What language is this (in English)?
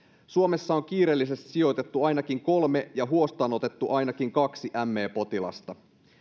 Finnish